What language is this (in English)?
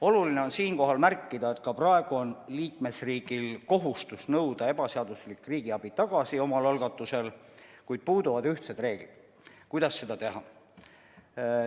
Estonian